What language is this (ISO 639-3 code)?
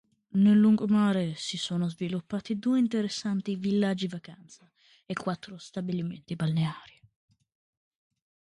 ita